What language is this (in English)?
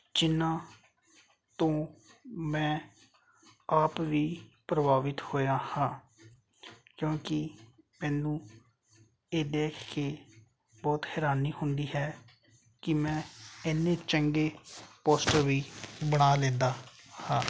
Punjabi